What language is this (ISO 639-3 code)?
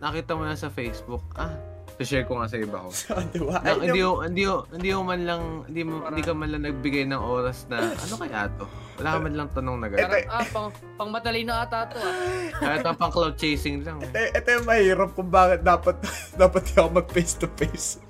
fil